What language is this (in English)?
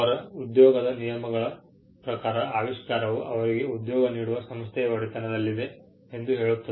Kannada